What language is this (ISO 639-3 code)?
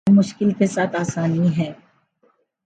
urd